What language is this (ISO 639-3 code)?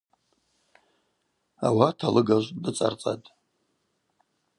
abq